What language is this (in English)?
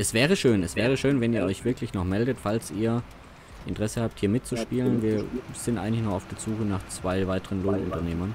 German